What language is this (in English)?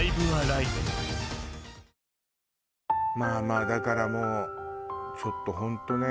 Japanese